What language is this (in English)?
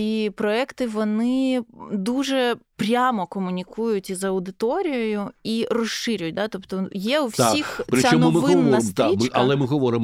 Ukrainian